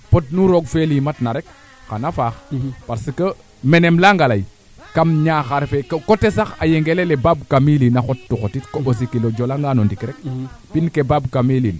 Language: Serer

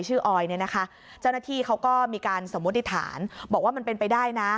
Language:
Thai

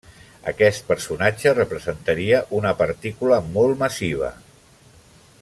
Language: Catalan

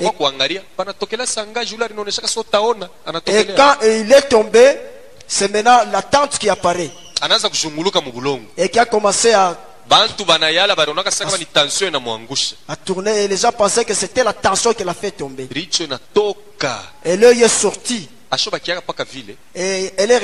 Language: French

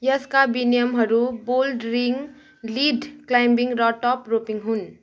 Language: Nepali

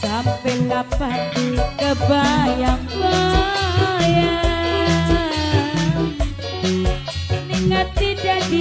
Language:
Indonesian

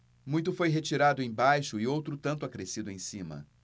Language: Portuguese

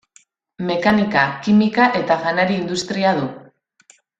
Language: Basque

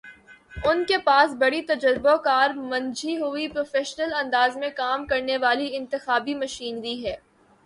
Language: Urdu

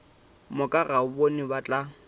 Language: Northern Sotho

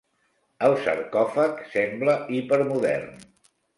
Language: Catalan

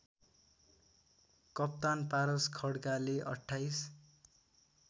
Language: Nepali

